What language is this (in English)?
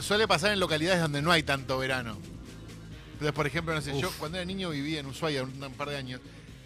Spanish